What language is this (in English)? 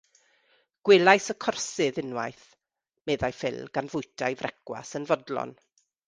Welsh